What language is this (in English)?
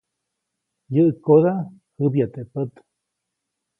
Copainalá Zoque